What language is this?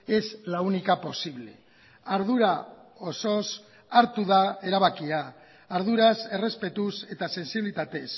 Basque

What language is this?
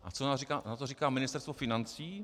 Czech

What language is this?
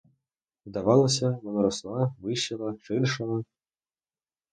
Ukrainian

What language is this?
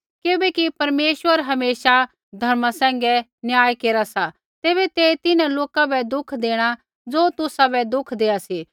Kullu Pahari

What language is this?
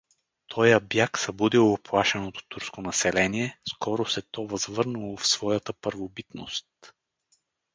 Bulgarian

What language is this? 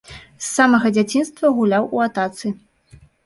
Belarusian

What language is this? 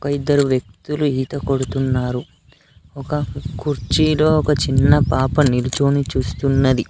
Telugu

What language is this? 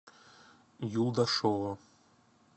Russian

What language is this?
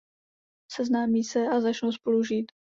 Czech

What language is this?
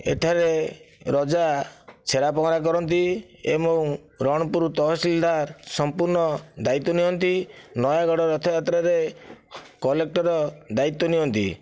Odia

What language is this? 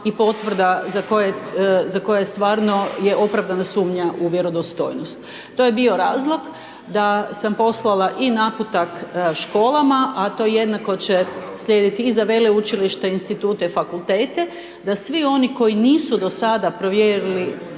Croatian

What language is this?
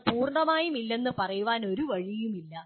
Malayalam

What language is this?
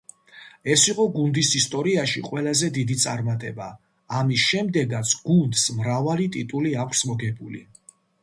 Georgian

